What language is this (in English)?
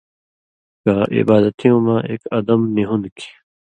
Indus Kohistani